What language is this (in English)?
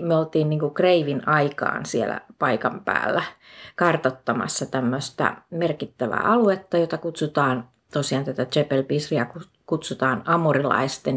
Finnish